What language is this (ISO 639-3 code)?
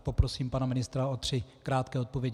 ces